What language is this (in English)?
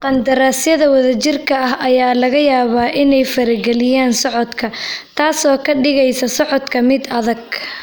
Somali